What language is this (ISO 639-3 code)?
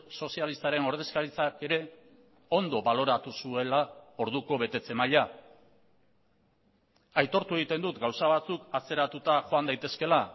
eus